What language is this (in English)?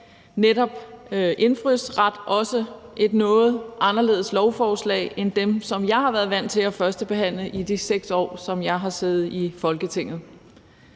Danish